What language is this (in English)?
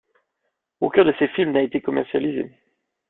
French